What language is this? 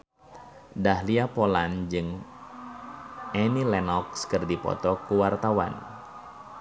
Sundanese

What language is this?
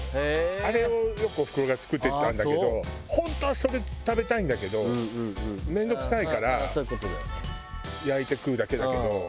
Japanese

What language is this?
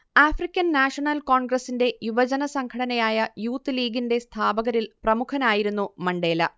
Malayalam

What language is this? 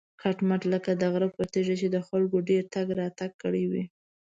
Pashto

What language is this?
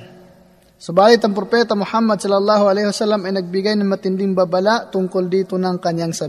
Filipino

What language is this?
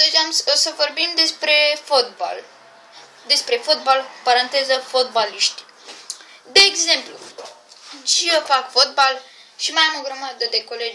Romanian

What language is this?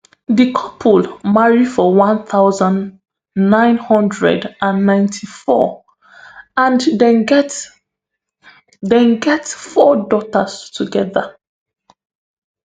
Nigerian Pidgin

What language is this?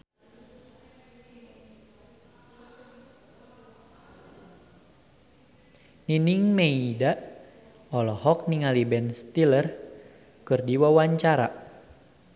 Sundanese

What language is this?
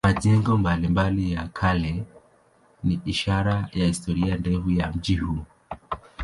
Swahili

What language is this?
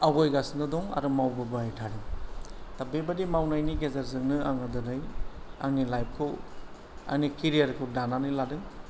Bodo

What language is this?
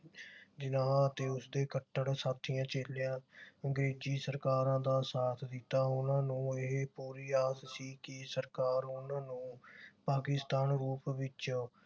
Punjabi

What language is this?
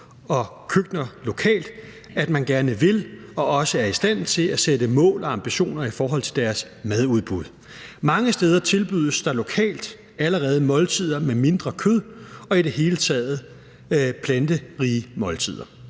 Danish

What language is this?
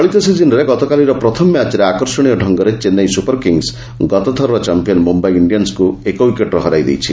Odia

